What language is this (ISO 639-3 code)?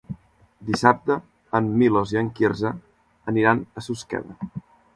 cat